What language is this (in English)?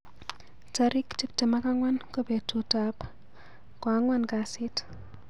Kalenjin